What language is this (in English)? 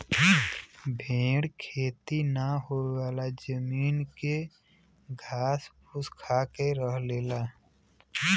Bhojpuri